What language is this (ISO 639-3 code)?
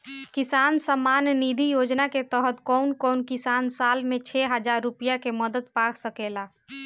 bho